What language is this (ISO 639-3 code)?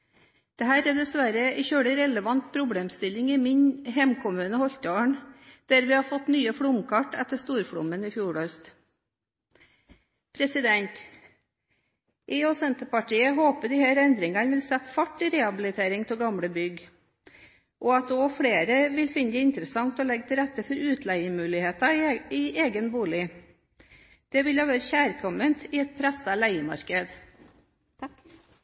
nor